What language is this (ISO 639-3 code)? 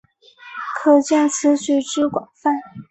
zho